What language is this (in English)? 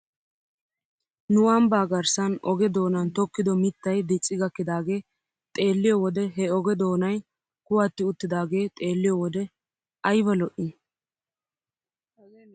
Wolaytta